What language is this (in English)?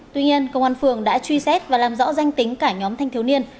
Vietnamese